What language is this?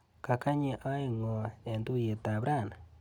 Kalenjin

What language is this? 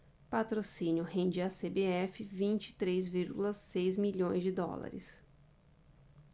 Portuguese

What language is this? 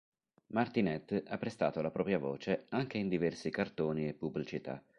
Italian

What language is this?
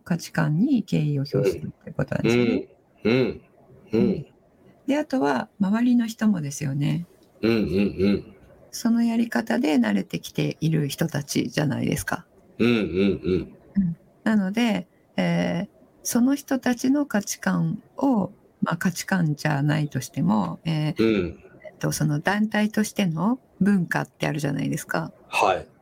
Japanese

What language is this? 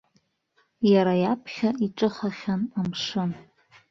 Abkhazian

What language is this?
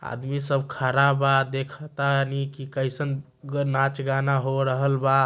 Magahi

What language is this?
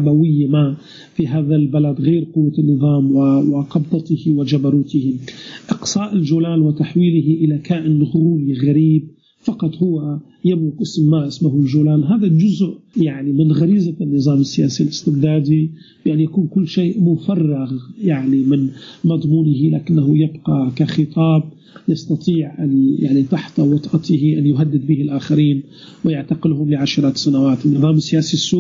Arabic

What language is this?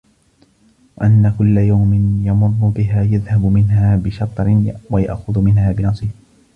Arabic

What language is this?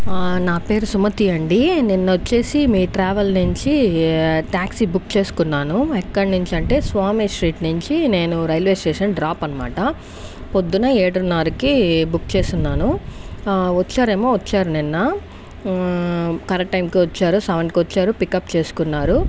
Telugu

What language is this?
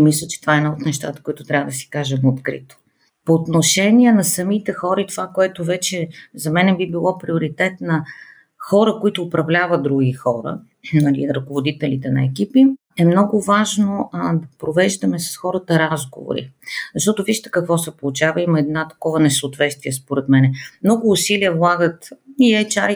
Bulgarian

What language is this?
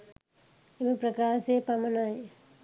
Sinhala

